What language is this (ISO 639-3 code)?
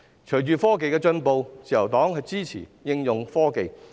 yue